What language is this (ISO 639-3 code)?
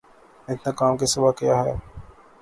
urd